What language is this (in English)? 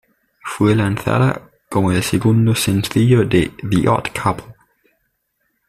Spanish